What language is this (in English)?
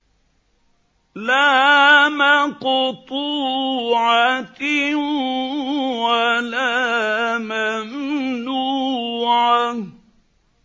Arabic